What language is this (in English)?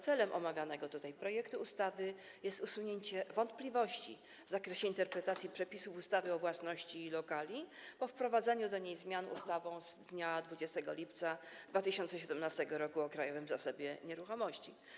Polish